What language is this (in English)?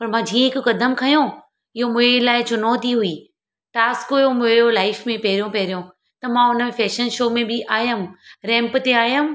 Sindhi